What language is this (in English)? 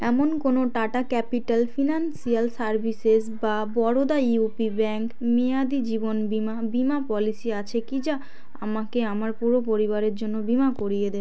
Bangla